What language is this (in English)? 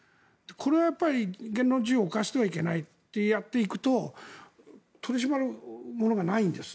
Japanese